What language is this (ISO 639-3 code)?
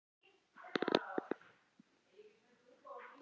isl